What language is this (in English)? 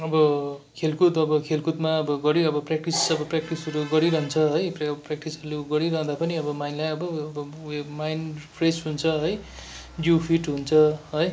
Nepali